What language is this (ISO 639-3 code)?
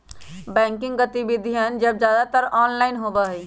mag